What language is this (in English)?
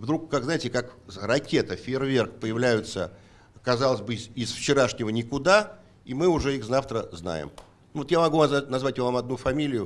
Russian